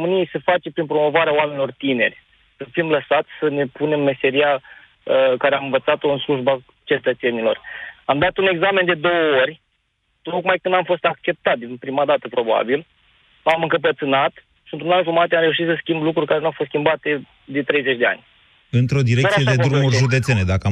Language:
Romanian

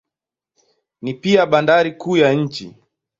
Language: Swahili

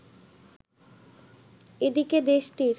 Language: Bangla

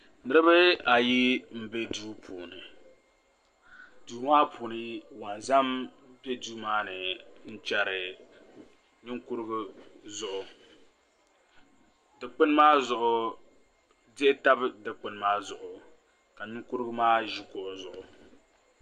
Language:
Dagbani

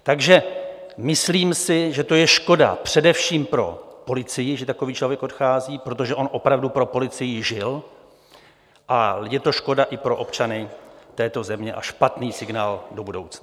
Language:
Czech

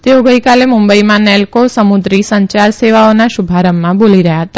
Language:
Gujarati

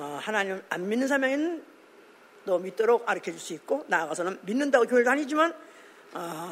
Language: Korean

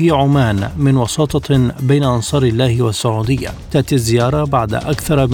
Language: Arabic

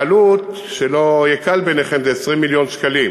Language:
Hebrew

